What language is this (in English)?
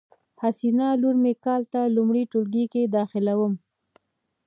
Pashto